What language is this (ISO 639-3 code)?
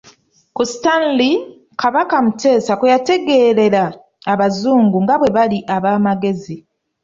lug